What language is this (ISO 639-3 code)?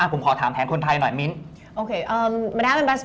tha